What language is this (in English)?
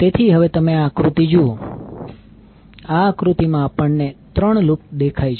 Gujarati